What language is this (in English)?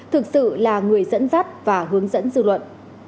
Vietnamese